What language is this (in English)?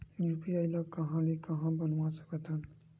Chhattisgarhi